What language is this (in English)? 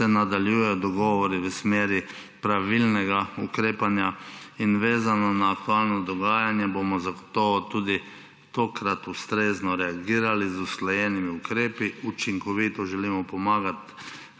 Slovenian